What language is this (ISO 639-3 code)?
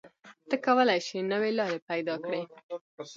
pus